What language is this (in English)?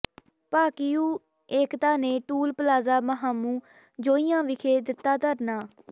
Punjabi